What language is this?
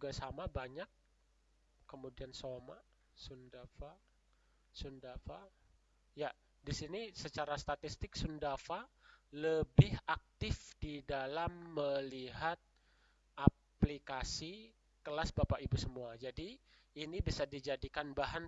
Indonesian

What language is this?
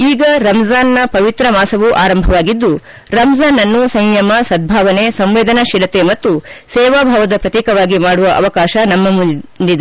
Kannada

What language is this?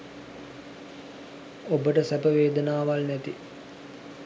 Sinhala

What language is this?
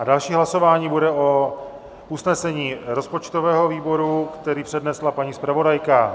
Czech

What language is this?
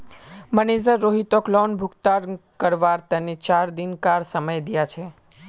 Magahi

